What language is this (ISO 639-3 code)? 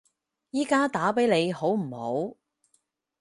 yue